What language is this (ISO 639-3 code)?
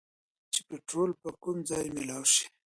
pus